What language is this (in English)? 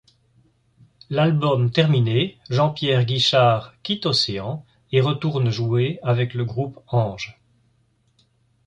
French